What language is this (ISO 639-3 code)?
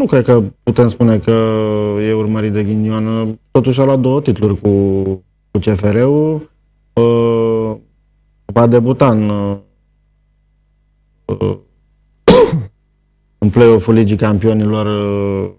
ron